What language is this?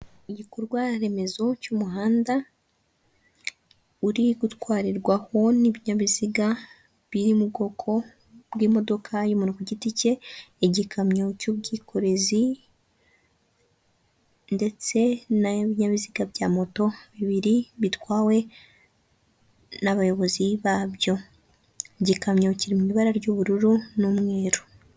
Kinyarwanda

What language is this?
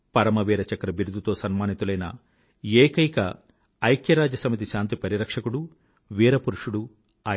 Telugu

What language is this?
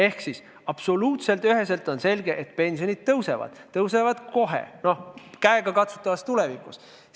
Estonian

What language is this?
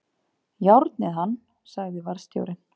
Icelandic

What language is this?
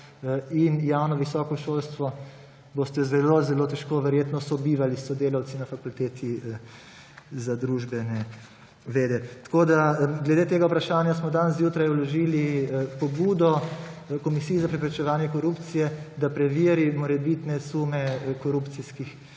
Slovenian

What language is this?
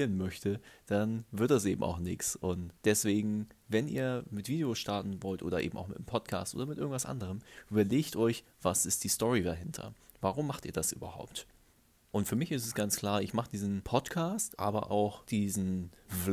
German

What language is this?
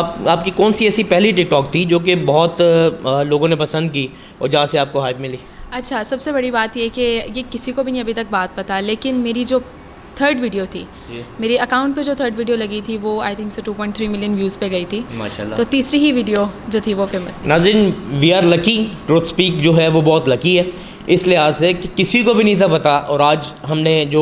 Urdu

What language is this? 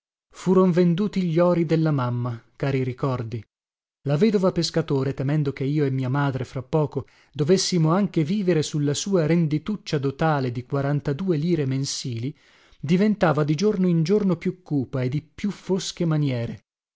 Italian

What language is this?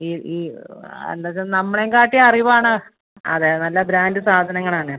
Malayalam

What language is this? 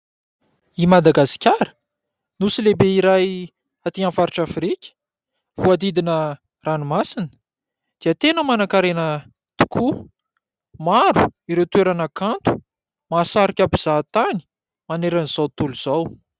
Malagasy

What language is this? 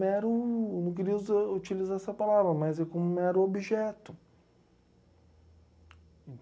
Portuguese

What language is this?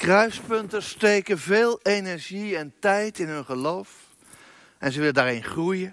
Dutch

